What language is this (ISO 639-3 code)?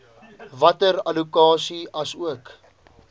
afr